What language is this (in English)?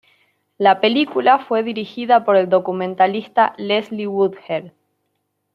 Spanish